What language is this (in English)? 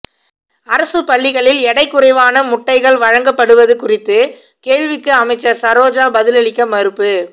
Tamil